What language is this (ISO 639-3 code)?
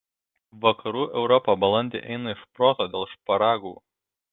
lit